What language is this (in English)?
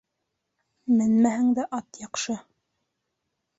Bashkir